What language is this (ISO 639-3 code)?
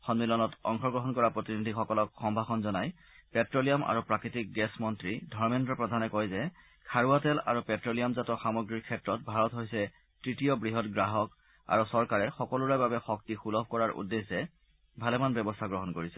asm